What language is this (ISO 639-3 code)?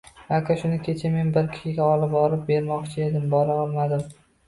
uzb